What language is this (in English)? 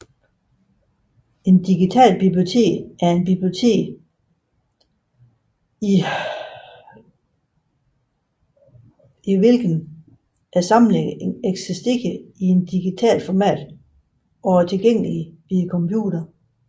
Danish